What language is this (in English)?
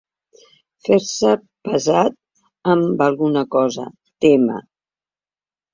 Catalan